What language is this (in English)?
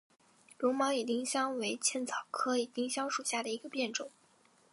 Chinese